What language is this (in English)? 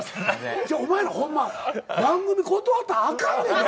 Japanese